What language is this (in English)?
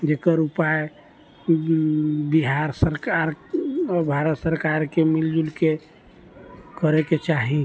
Maithili